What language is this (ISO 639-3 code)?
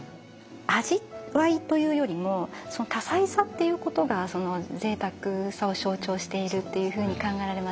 jpn